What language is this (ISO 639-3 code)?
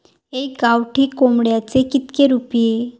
mar